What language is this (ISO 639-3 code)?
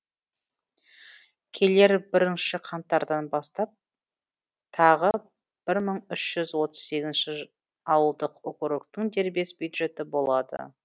kaz